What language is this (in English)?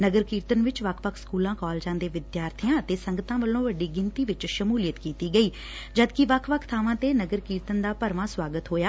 Punjabi